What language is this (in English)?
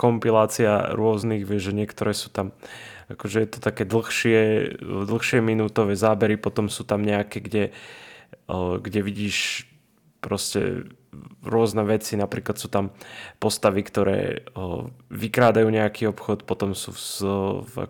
Slovak